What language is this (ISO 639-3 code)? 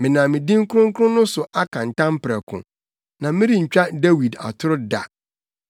aka